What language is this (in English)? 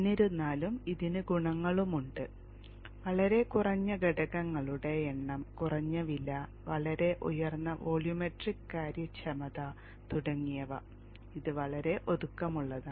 Malayalam